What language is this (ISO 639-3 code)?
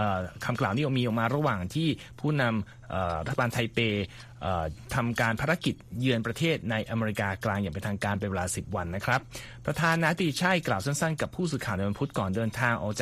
tha